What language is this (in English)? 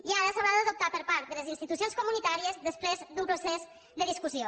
Catalan